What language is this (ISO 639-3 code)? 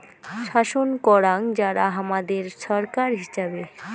ben